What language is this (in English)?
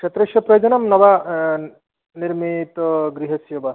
Sanskrit